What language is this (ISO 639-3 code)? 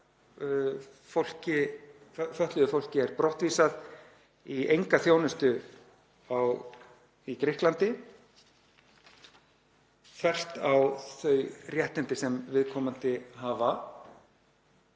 isl